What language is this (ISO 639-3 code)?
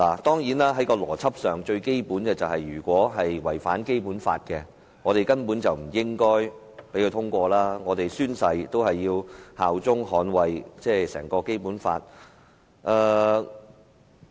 yue